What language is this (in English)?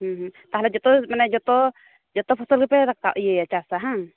Santali